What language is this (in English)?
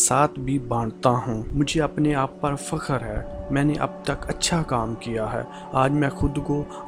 Urdu